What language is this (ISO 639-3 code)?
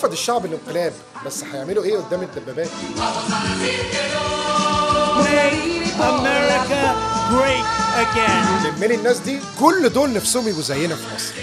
ara